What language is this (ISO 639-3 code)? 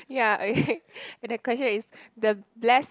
eng